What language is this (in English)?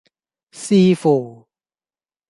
Cantonese